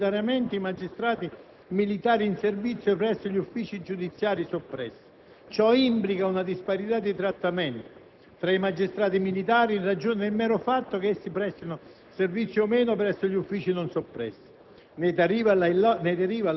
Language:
Italian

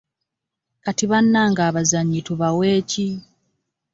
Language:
Ganda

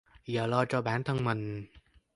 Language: Vietnamese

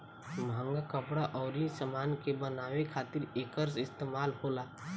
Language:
Bhojpuri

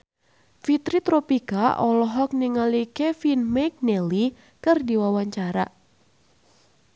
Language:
Sundanese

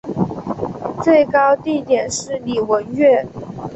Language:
Chinese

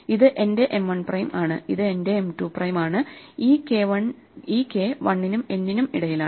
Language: Malayalam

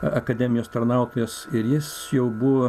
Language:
Lithuanian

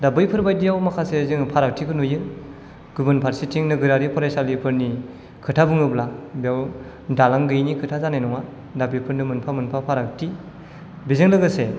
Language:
Bodo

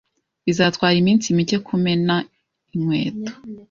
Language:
Kinyarwanda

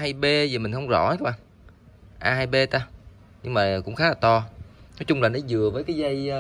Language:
Vietnamese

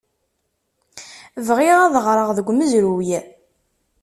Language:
Kabyle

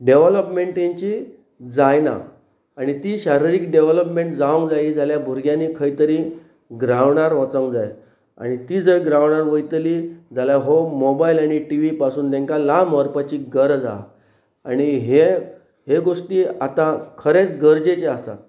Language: Konkani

